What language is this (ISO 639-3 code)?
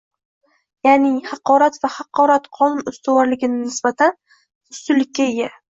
uzb